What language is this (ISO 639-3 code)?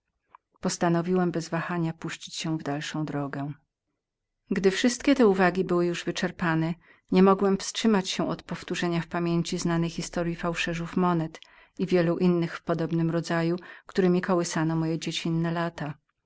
pol